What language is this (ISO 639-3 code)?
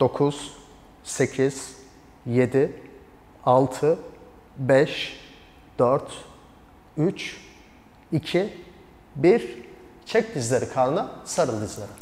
tur